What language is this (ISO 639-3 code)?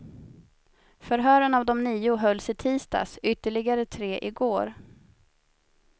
swe